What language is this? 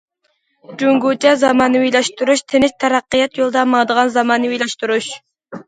Uyghur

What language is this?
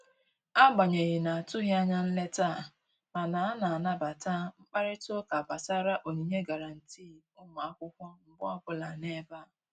Igbo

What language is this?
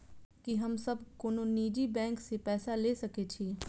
Maithili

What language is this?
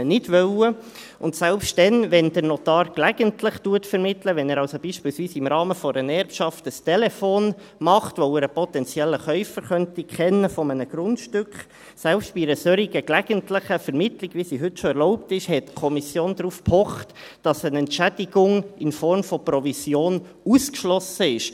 Swiss German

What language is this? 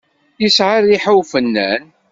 Kabyle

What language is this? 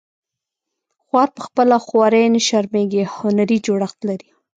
Pashto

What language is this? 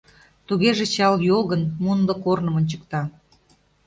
Mari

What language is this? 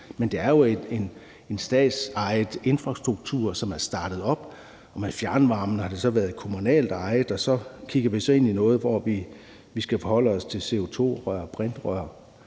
Danish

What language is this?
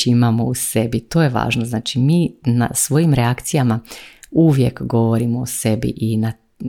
Croatian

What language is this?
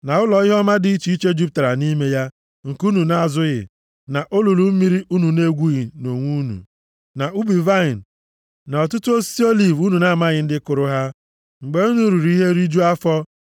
Igbo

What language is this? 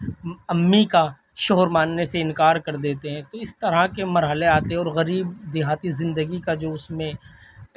Urdu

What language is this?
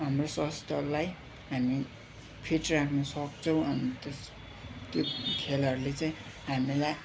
Nepali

